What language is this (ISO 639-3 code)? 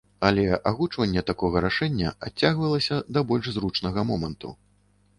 bel